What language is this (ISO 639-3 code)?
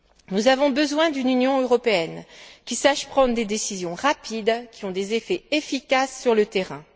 fra